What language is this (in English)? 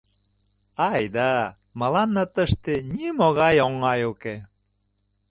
Mari